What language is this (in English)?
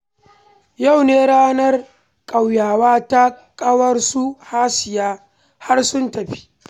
Hausa